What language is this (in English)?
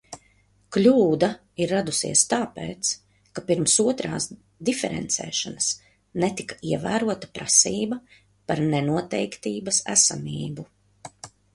Latvian